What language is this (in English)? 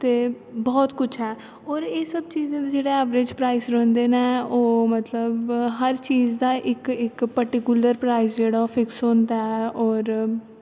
Dogri